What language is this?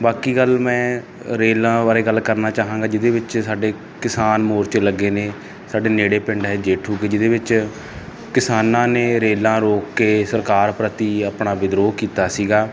Punjabi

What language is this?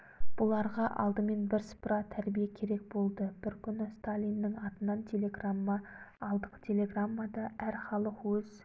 Kazakh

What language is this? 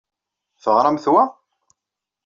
Kabyle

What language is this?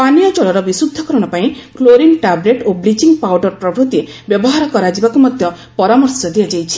Odia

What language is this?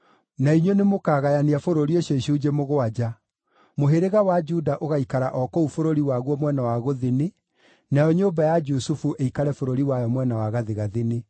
Kikuyu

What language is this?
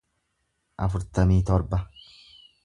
Oromo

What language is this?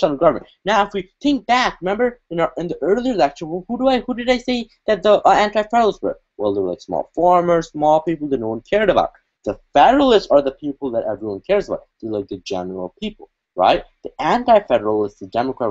English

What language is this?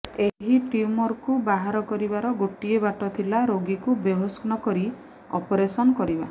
Odia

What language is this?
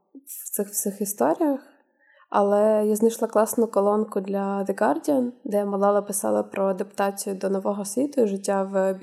Ukrainian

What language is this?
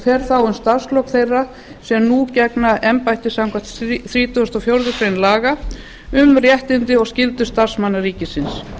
Icelandic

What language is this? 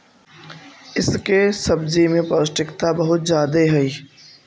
Magahi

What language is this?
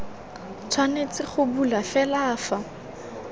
Tswana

